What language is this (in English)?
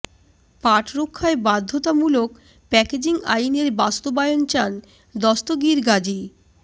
Bangla